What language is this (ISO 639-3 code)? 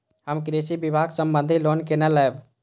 mai